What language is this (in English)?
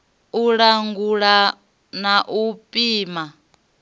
Venda